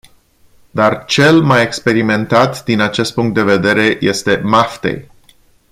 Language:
Romanian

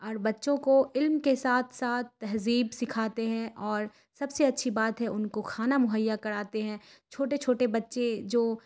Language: Urdu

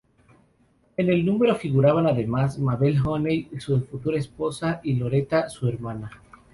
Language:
Spanish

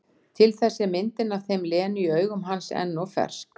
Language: Icelandic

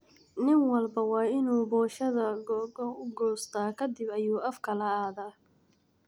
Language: Somali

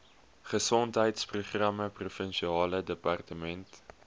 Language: Afrikaans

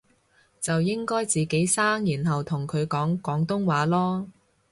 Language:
Cantonese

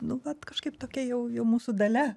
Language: Lithuanian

